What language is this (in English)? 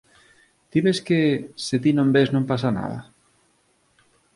Galician